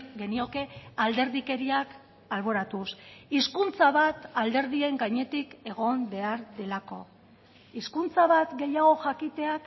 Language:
Basque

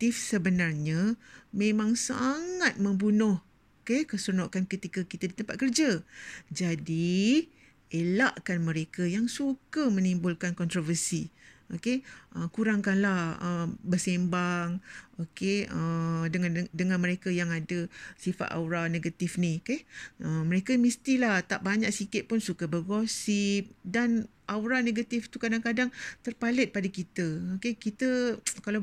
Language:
Malay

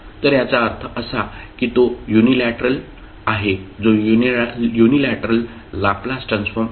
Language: Marathi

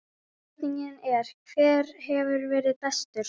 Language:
Icelandic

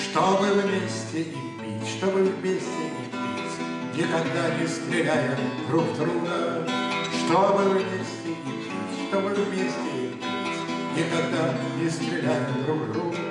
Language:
Russian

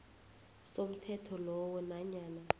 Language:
South Ndebele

